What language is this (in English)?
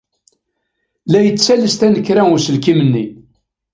Kabyle